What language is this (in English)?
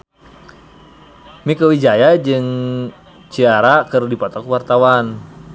Sundanese